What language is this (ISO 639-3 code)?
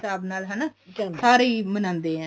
pan